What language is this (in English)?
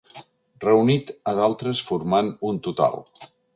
Catalan